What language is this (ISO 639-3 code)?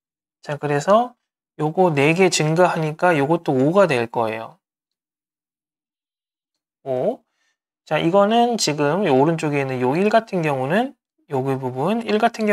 kor